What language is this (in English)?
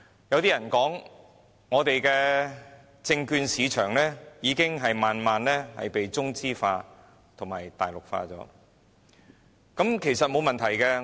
Cantonese